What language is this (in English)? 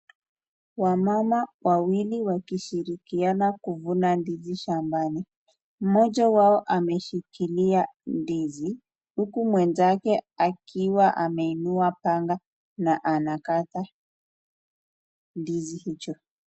Swahili